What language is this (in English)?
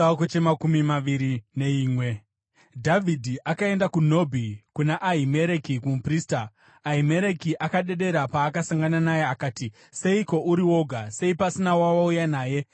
Shona